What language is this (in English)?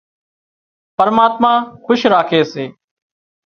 Wadiyara Koli